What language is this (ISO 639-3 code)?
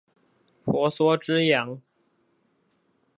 zho